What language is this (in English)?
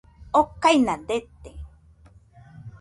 Nüpode Huitoto